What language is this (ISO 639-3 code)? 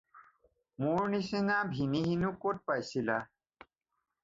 asm